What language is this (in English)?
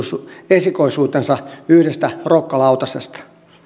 Finnish